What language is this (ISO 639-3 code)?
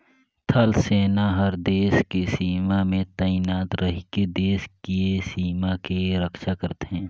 hne